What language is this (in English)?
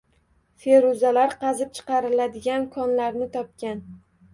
Uzbek